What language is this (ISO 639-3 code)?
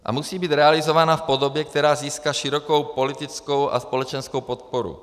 ces